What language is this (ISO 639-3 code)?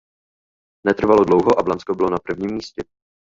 ces